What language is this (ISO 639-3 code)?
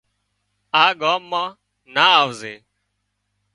kxp